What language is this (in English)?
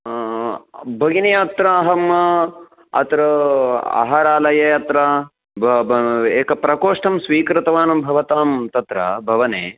Sanskrit